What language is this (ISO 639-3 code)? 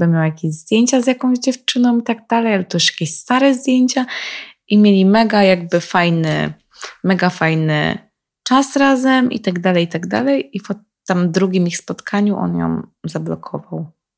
pol